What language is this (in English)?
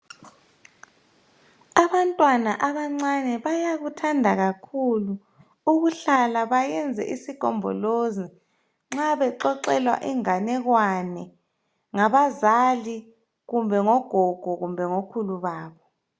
North Ndebele